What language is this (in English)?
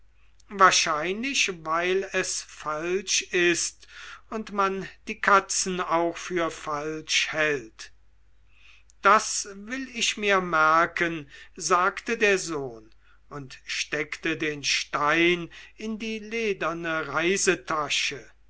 German